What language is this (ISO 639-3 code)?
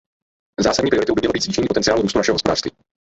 ces